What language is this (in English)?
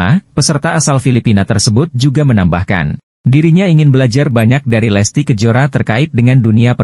Indonesian